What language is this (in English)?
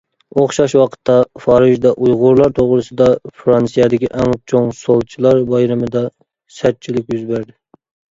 Uyghur